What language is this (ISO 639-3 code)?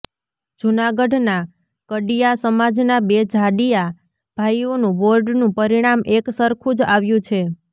guj